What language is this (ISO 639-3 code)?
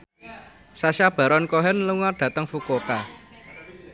jav